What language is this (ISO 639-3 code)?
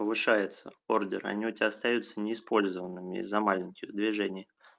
rus